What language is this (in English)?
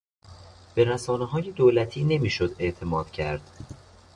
Persian